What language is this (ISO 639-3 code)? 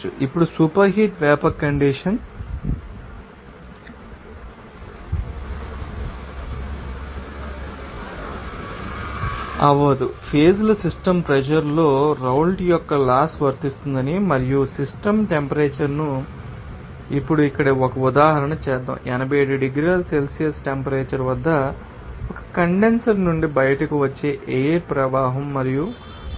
tel